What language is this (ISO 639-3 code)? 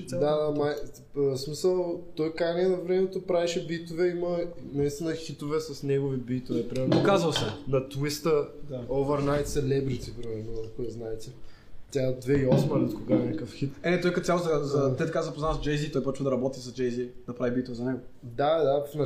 bul